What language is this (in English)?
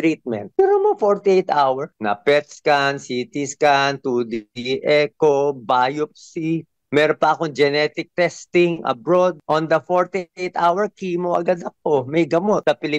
Filipino